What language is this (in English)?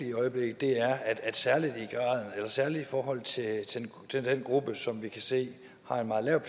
Danish